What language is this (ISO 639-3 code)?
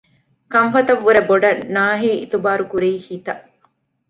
div